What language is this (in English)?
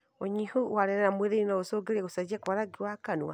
Kikuyu